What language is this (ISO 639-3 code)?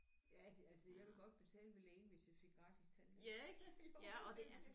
dan